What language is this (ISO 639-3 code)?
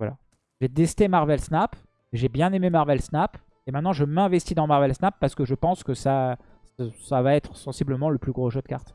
fra